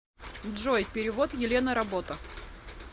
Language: Russian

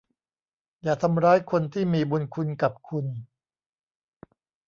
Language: Thai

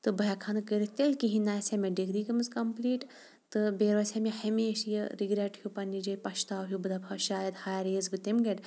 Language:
Kashmiri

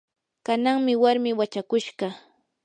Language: Yanahuanca Pasco Quechua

